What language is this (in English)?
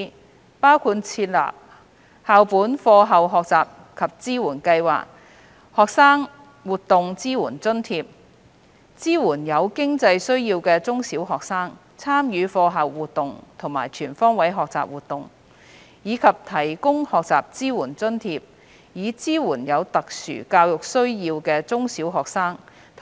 Cantonese